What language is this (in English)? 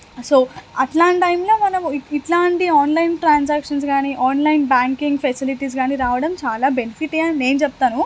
Telugu